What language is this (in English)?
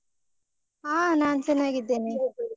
Kannada